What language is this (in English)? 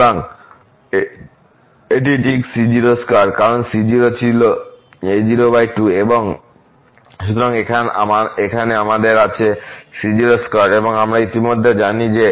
Bangla